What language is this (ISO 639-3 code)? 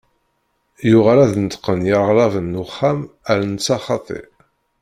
kab